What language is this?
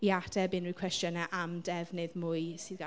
Welsh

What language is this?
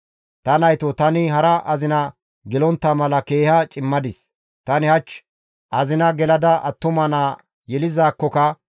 Gamo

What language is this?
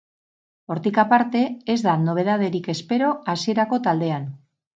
Basque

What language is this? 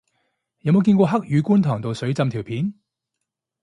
Cantonese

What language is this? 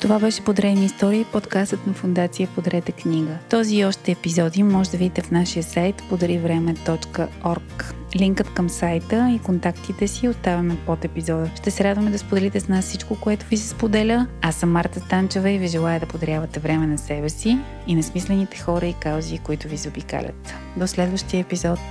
Bulgarian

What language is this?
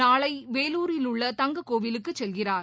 Tamil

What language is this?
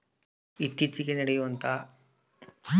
Kannada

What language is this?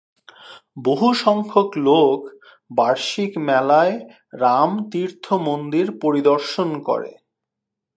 Bangla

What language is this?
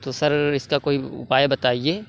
Urdu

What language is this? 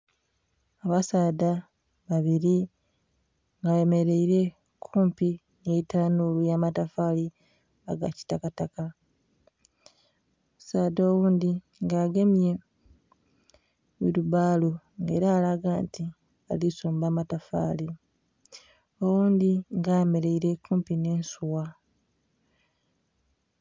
Soga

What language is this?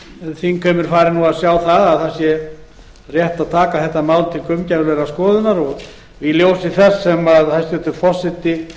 Icelandic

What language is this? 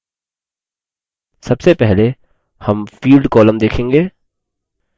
Hindi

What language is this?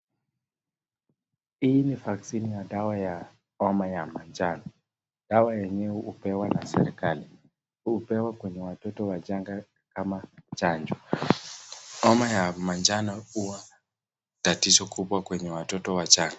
Swahili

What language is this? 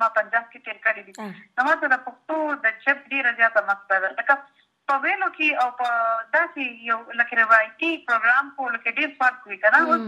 Urdu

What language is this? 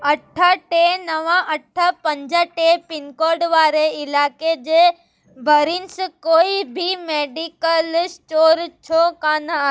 Sindhi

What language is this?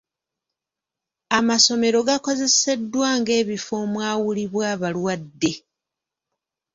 Ganda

